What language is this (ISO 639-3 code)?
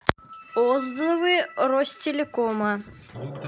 rus